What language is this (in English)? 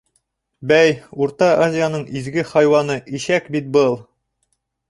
Bashkir